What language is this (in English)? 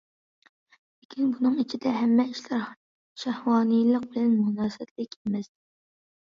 Uyghur